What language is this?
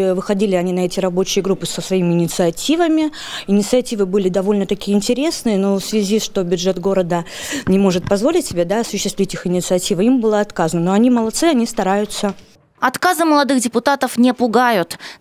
Russian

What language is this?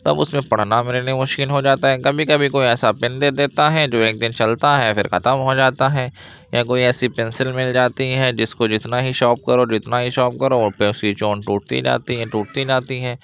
Urdu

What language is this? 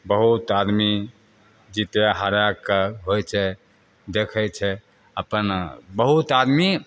Maithili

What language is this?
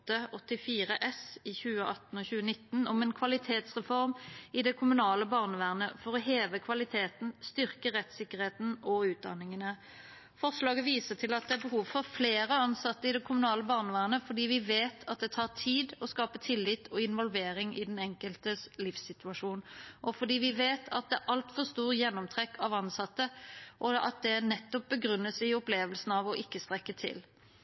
Norwegian Bokmål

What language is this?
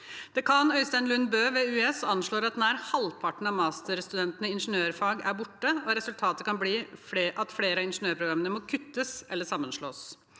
Norwegian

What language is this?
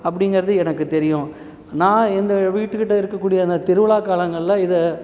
Tamil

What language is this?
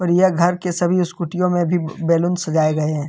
Hindi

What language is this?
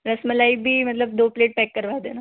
Hindi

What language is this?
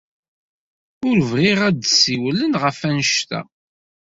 Kabyle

